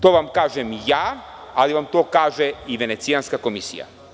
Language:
Serbian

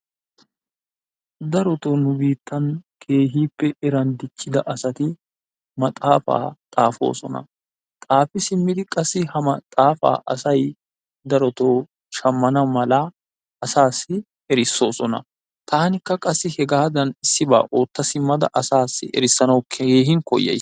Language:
Wolaytta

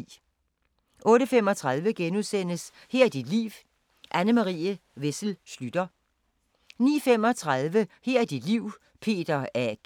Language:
Danish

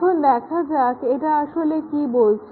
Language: Bangla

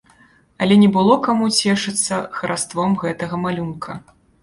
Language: Belarusian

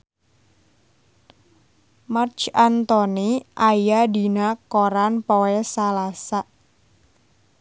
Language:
Sundanese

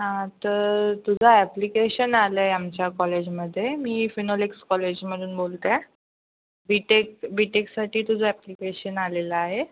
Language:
Marathi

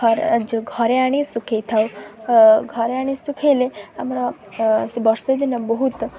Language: Odia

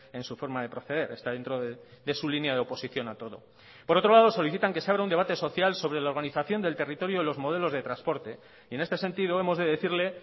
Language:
Spanish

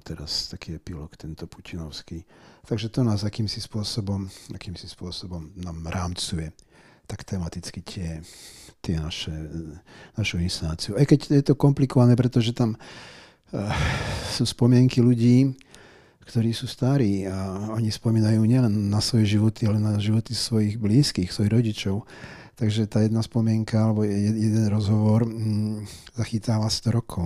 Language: Slovak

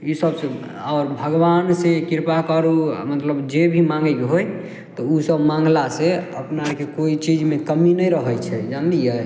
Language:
Maithili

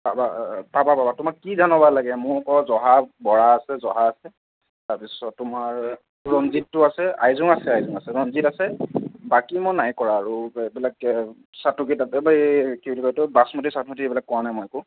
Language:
Assamese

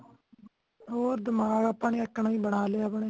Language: Punjabi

